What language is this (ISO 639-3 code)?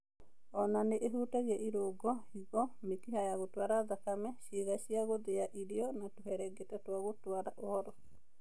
kik